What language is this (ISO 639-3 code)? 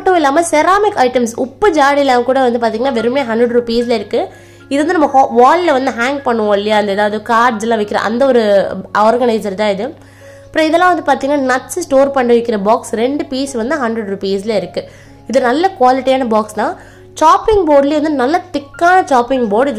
tam